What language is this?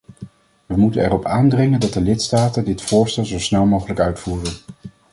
Dutch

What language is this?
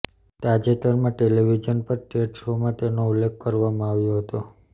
Gujarati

